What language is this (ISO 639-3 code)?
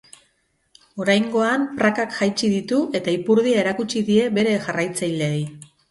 eus